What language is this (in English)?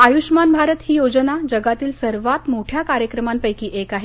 Marathi